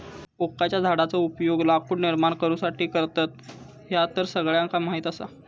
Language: Marathi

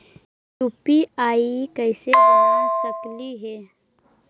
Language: Magahi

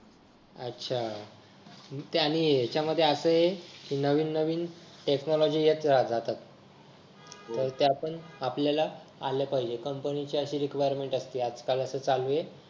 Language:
Marathi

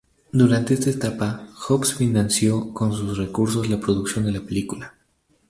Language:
Spanish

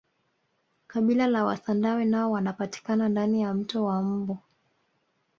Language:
Swahili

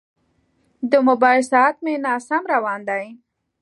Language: Pashto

